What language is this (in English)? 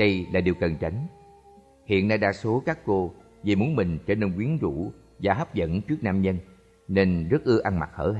Vietnamese